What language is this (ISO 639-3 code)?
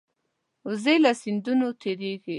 pus